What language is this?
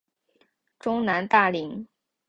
Chinese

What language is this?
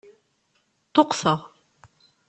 Kabyle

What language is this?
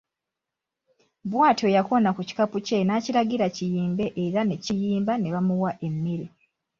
Ganda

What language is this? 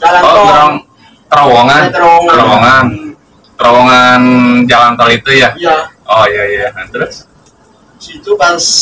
Indonesian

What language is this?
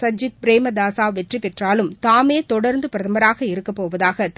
Tamil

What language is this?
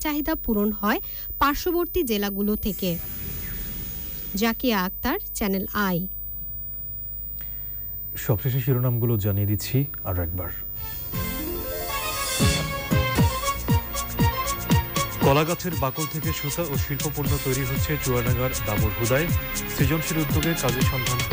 Hindi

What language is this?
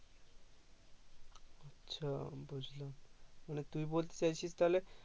Bangla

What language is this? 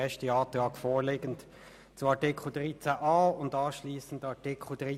Swiss German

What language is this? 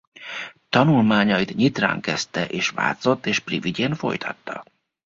Hungarian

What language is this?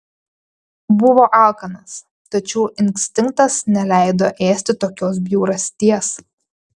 Lithuanian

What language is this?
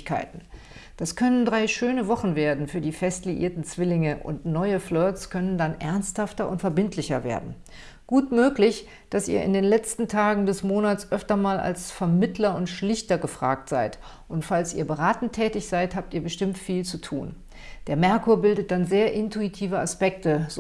German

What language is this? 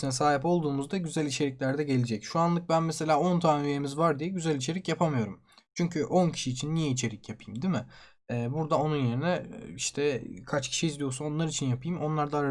Turkish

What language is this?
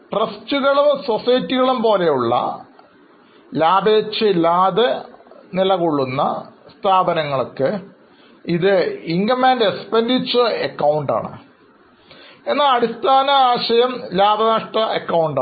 Malayalam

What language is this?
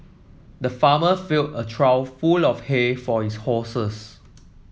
English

